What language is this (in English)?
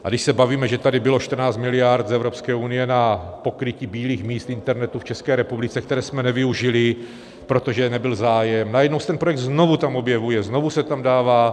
Czech